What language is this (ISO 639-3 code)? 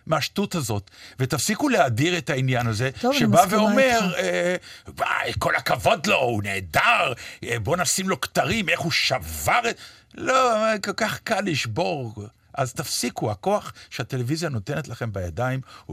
heb